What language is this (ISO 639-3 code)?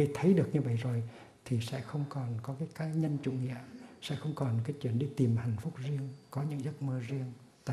vie